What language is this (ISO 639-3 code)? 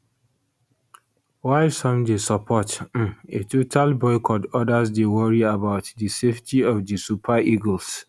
pcm